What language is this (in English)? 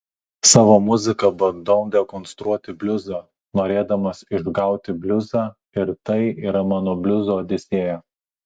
Lithuanian